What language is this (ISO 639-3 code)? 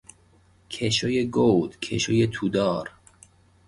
fas